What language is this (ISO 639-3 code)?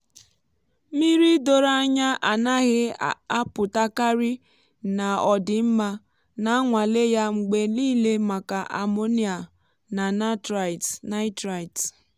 ibo